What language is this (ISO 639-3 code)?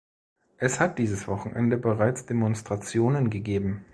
deu